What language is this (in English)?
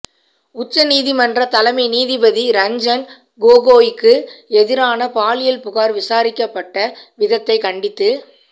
Tamil